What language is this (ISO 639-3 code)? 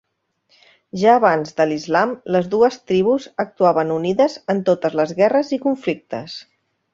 cat